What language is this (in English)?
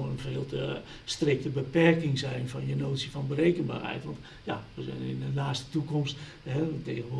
Dutch